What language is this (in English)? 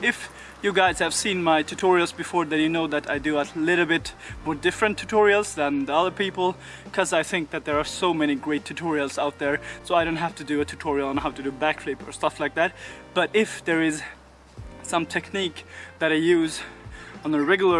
English